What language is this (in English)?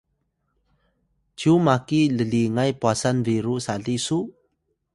Atayal